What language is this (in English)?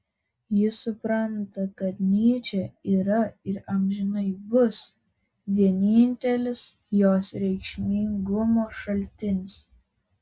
Lithuanian